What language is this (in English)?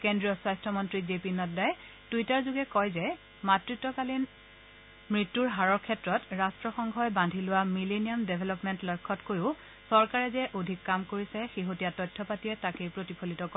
Assamese